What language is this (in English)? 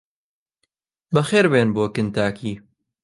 Central Kurdish